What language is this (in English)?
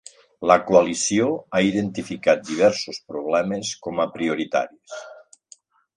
Catalan